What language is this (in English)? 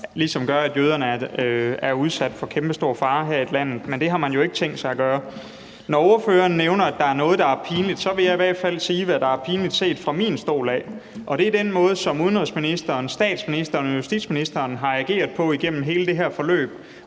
Danish